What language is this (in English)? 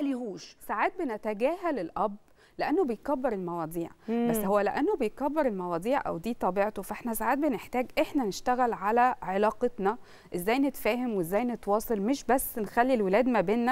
Arabic